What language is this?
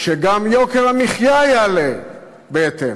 Hebrew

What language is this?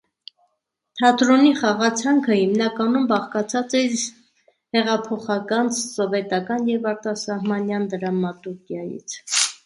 Armenian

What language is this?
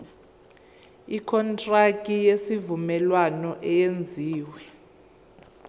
Zulu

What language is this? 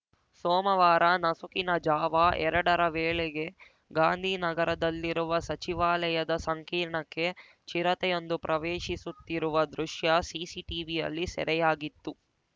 Kannada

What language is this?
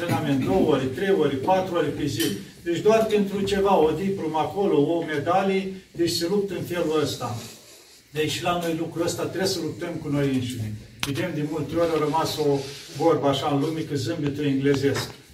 Romanian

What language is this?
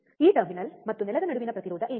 Kannada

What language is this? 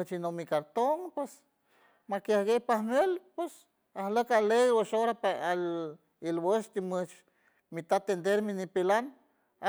San Francisco Del Mar Huave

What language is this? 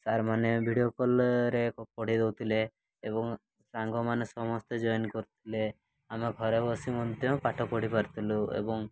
Odia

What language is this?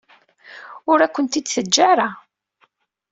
Kabyle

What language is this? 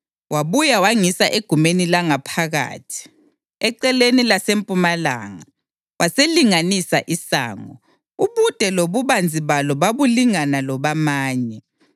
North Ndebele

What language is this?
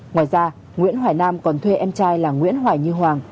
Vietnamese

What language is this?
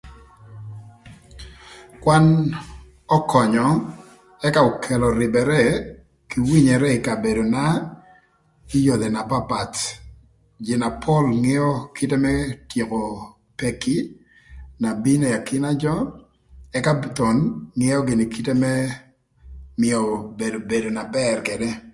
Thur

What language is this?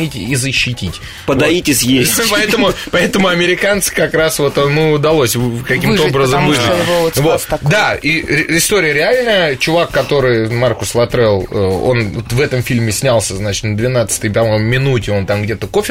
Russian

